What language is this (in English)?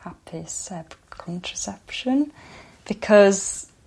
Welsh